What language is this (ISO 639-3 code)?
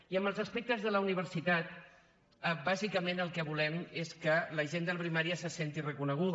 cat